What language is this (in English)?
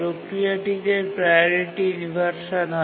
Bangla